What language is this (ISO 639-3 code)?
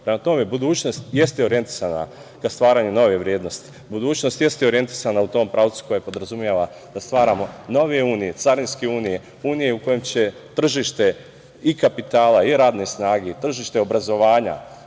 srp